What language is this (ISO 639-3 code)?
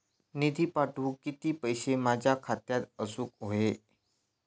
mar